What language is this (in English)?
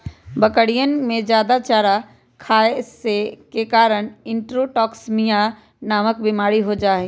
Magahi